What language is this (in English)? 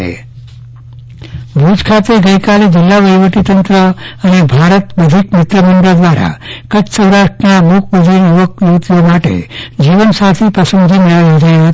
Gujarati